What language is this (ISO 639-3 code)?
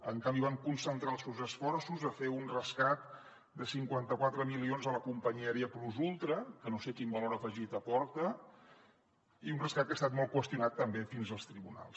cat